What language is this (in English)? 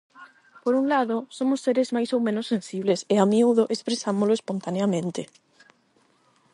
Galician